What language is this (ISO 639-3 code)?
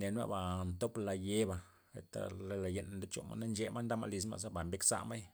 ztp